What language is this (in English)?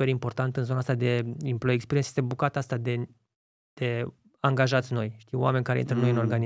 Romanian